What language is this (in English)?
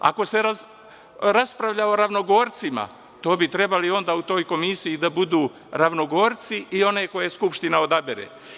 Serbian